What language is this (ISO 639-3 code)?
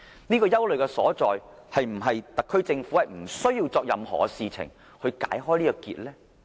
yue